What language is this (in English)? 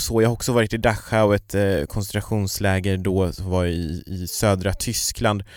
Swedish